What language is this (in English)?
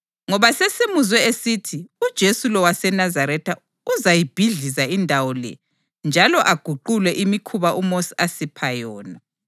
North Ndebele